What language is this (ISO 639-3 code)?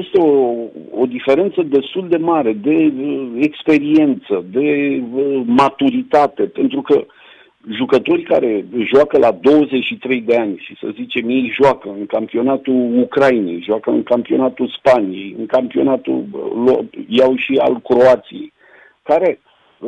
ron